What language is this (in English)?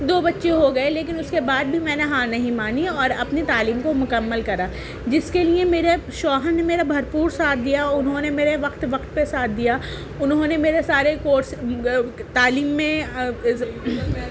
Urdu